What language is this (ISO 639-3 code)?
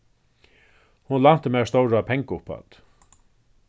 fao